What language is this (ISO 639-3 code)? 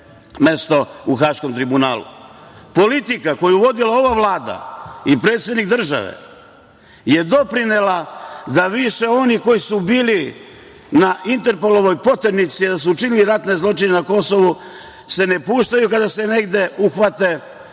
srp